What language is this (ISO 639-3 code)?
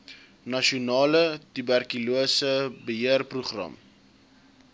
afr